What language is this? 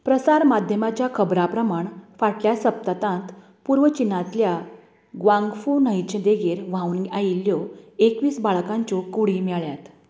Konkani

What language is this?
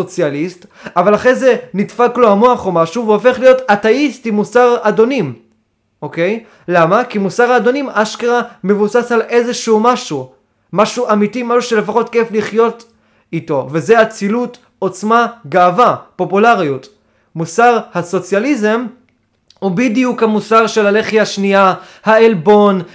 Hebrew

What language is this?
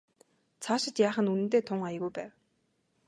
Mongolian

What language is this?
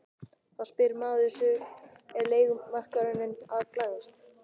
Icelandic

